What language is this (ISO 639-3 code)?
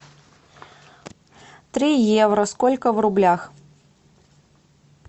rus